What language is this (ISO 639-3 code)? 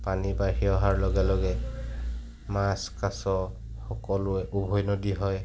asm